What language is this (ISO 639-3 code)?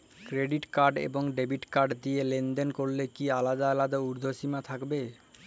ben